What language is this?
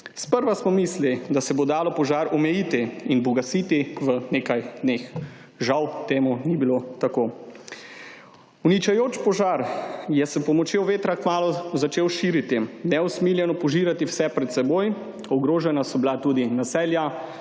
Slovenian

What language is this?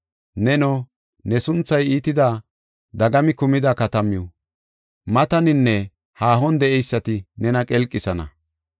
Gofa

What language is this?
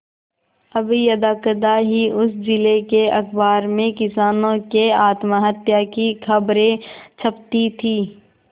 Hindi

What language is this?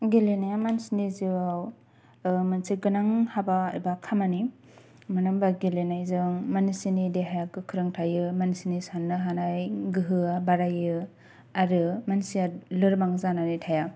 Bodo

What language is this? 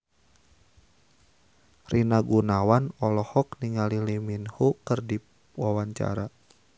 Sundanese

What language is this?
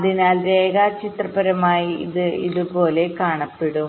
Malayalam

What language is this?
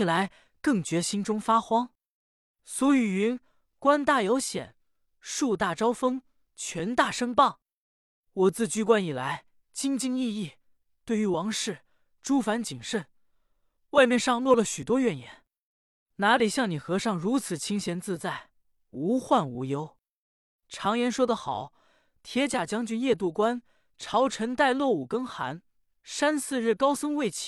Chinese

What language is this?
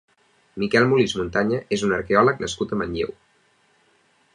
Catalan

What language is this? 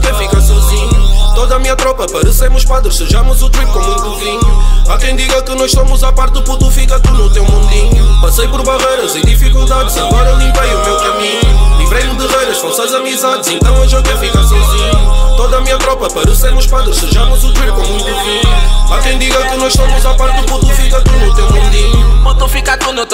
Romanian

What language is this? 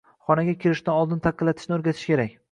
Uzbek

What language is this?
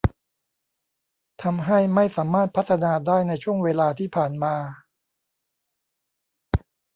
Thai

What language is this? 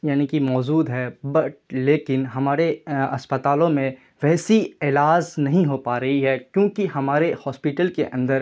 Urdu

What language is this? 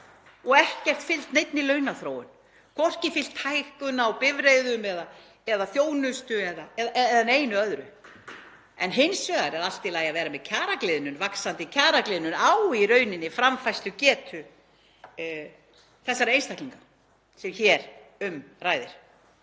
Icelandic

